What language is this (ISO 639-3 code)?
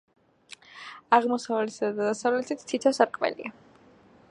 kat